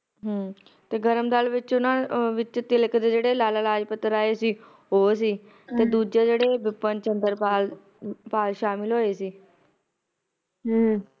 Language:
Punjabi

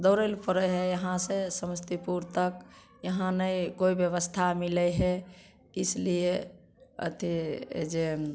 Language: Maithili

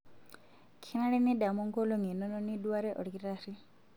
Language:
Masai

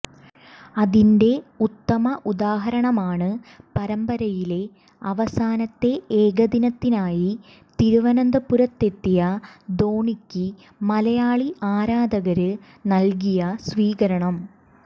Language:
Malayalam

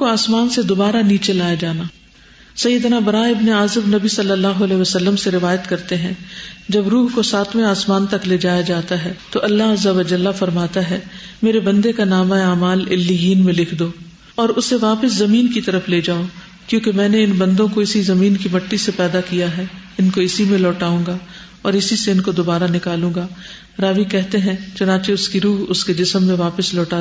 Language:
Urdu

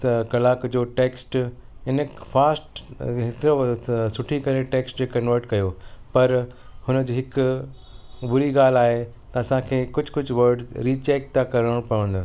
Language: Sindhi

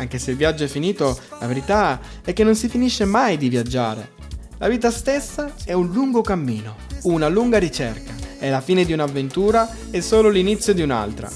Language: Italian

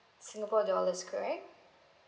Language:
English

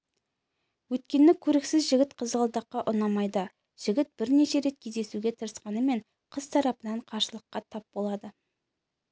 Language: Kazakh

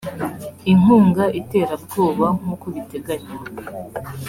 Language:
Kinyarwanda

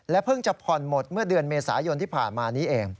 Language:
Thai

